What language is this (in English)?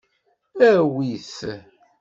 Kabyle